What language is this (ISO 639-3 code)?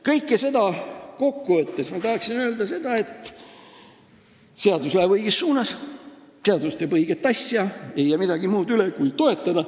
est